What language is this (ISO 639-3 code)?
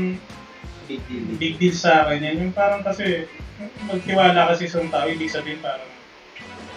fil